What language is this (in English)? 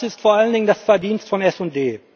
German